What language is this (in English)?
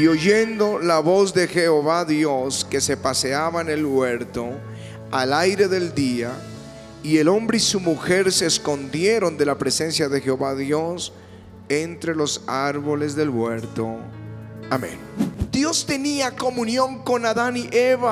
Spanish